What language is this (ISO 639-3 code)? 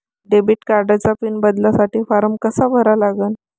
mar